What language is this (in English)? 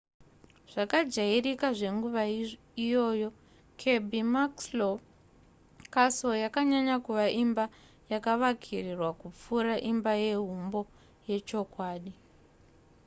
Shona